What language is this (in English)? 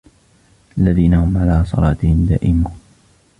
Arabic